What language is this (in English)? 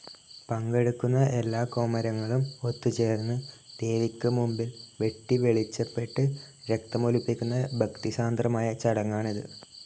Malayalam